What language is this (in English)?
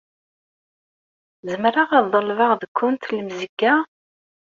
Kabyle